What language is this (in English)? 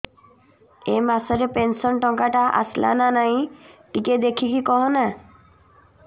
Odia